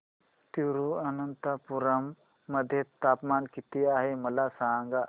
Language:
Marathi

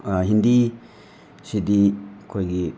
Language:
Manipuri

